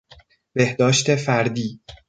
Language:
Persian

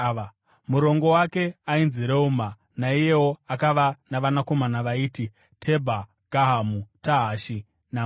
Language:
Shona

